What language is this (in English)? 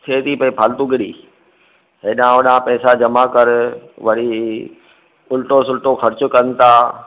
Sindhi